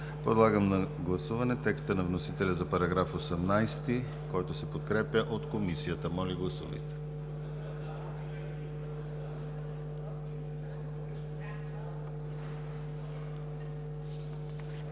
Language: Bulgarian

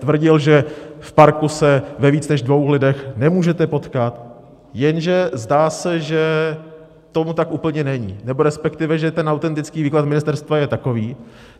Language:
Czech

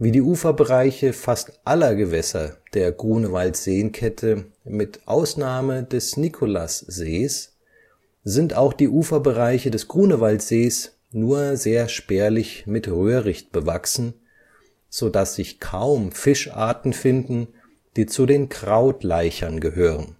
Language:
German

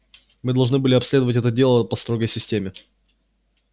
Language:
Russian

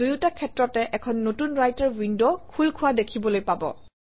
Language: Assamese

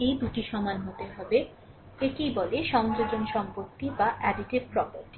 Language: Bangla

